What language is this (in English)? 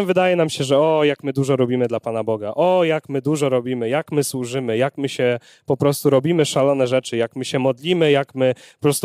Polish